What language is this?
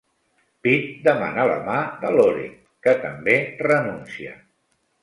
Catalan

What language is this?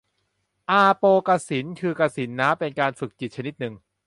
Thai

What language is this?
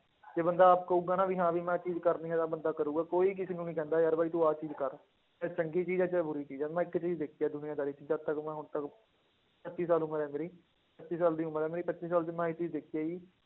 Punjabi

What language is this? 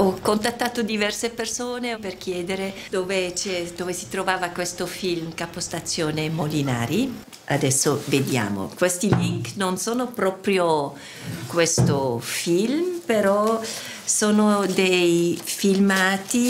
Italian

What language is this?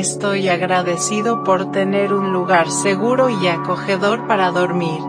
Spanish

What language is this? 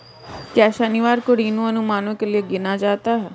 Hindi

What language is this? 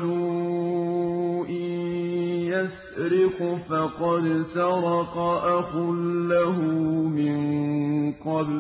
Arabic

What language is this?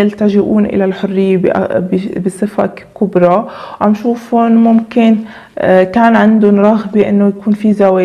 Arabic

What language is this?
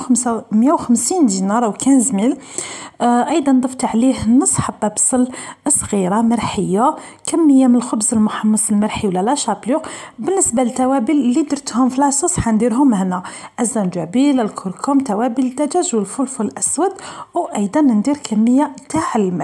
Arabic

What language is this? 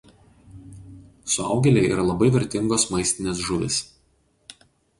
Lithuanian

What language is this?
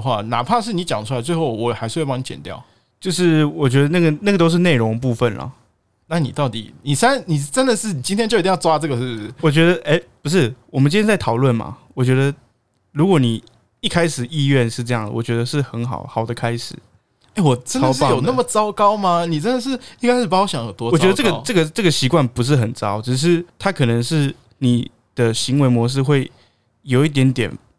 Chinese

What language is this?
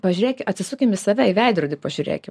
Lithuanian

